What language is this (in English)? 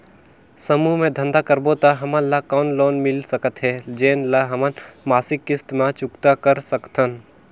Chhattisgarhi